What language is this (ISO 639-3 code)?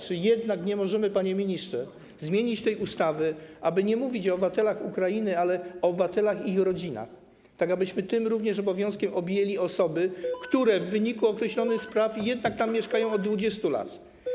pol